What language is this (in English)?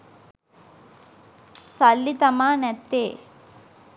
Sinhala